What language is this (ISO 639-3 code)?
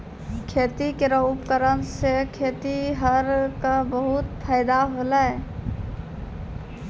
mai